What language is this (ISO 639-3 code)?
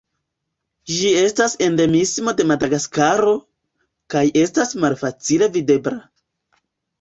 epo